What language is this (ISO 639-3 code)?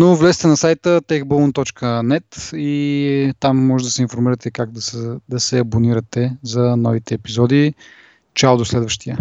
bul